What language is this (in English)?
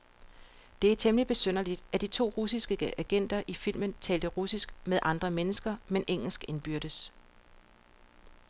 Danish